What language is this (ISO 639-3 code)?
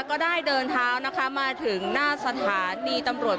tha